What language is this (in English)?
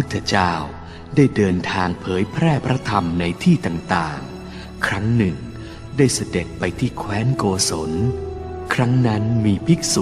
Thai